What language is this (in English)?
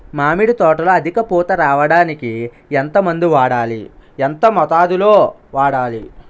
Telugu